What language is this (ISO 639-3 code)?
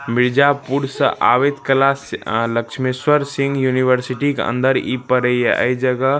mai